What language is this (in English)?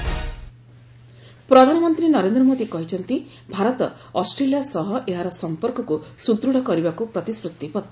Odia